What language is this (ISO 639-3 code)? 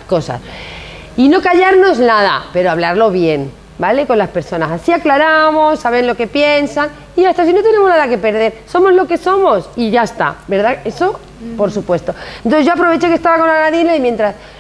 spa